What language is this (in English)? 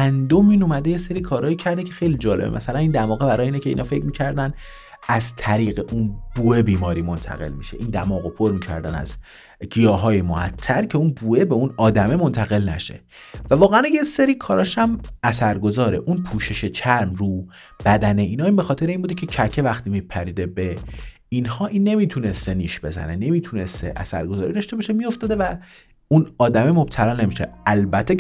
Persian